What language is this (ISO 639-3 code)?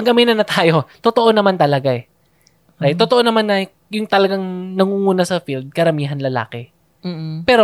fil